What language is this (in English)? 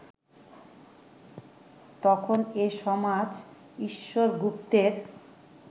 Bangla